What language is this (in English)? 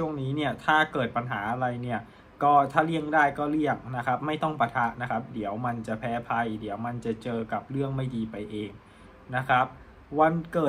Thai